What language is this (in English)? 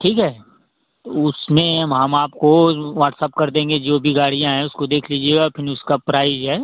Hindi